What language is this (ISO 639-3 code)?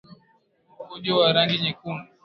swa